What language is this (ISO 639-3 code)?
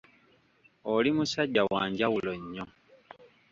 lug